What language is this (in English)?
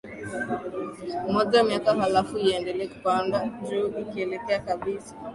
Swahili